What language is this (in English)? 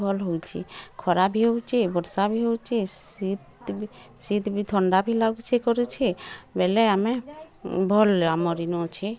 Odia